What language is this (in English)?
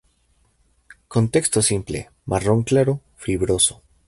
Spanish